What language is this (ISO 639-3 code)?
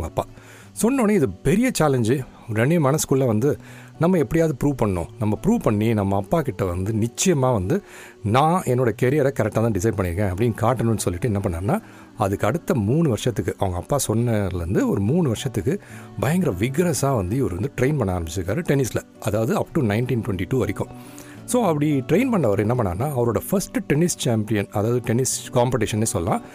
tam